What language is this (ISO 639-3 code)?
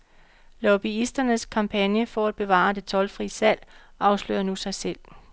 dan